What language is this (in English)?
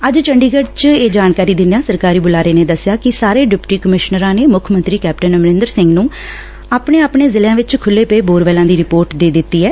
Punjabi